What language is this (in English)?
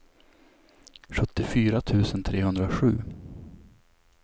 Swedish